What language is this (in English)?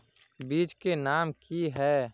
Magahi